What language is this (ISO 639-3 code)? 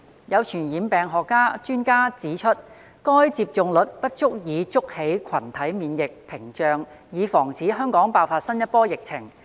yue